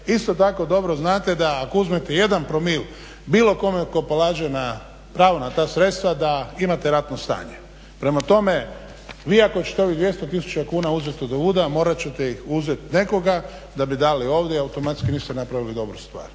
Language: Croatian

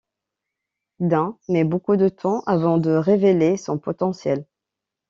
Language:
French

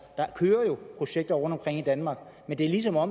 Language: Danish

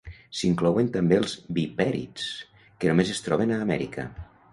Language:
Catalan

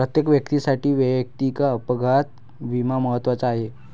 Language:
Marathi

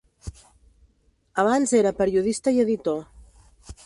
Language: Catalan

